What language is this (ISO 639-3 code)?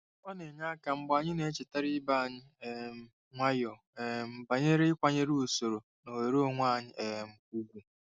ibo